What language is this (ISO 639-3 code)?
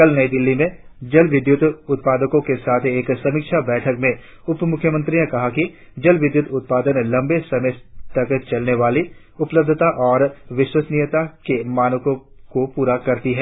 hin